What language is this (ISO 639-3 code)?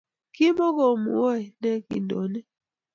kln